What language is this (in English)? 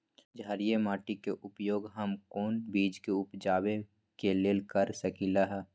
Magahi